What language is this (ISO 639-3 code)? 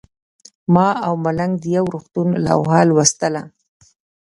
pus